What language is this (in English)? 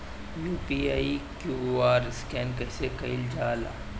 Bhojpuri